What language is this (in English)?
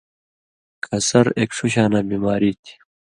Indus Kohistani